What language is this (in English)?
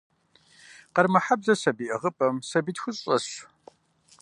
Kabardian